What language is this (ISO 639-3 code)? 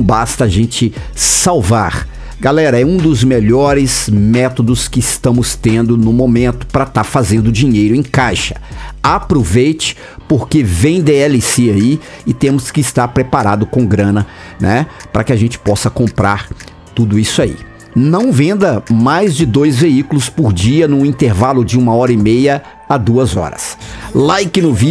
por